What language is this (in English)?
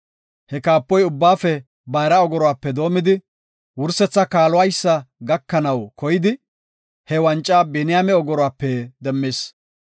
Gofa